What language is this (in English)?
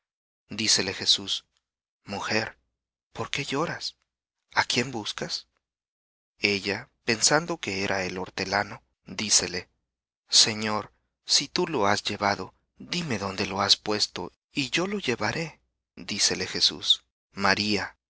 Spanish